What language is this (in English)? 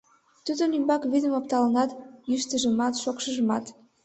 Mari